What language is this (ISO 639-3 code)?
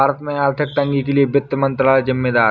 hin